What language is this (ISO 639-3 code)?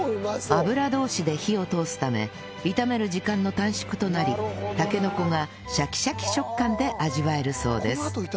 jpn